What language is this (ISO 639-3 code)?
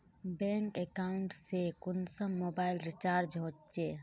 mag